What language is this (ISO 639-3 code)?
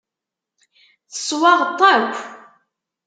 kab